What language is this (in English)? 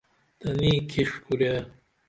Dameli